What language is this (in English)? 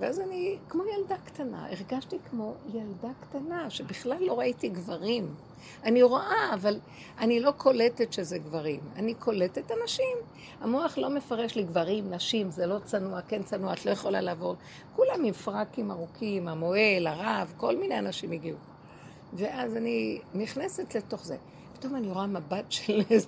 Hebrew